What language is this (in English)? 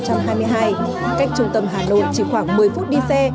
Vietnamese